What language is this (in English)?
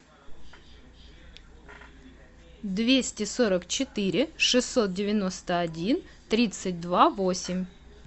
Russian